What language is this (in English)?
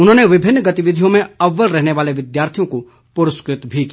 Hindi